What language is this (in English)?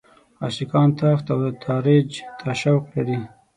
Pashto